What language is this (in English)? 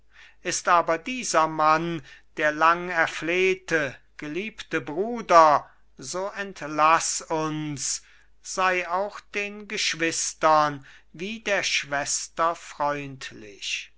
German